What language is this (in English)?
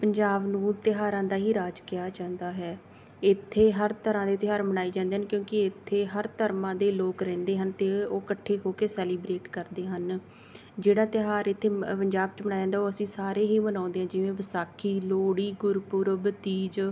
Punjabi